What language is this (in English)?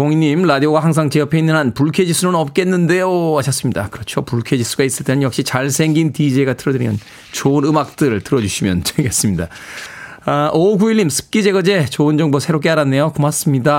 Korean